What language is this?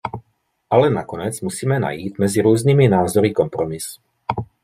Czech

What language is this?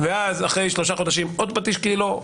Hebrew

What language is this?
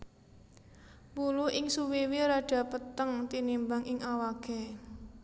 Javanese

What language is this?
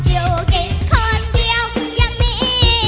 Thai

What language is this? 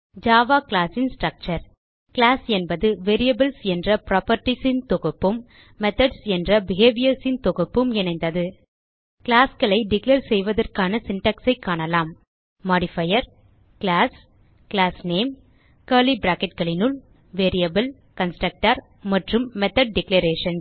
Tamil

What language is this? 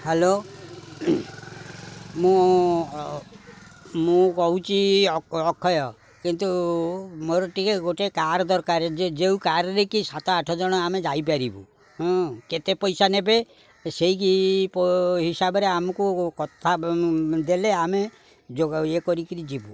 Odia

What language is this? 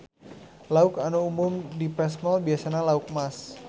Sundanese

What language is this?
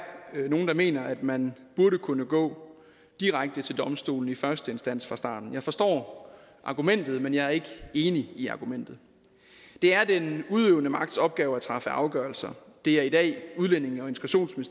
Danish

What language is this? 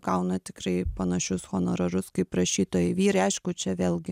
Lithuanian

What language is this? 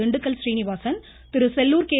Tamil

